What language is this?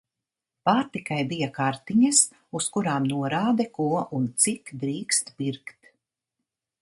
Latvian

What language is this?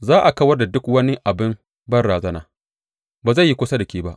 Hausa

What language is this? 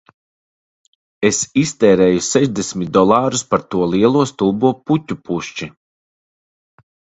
Latvian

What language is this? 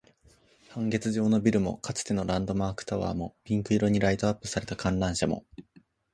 Japanese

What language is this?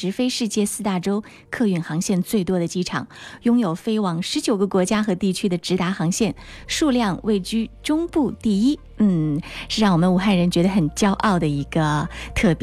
Chinese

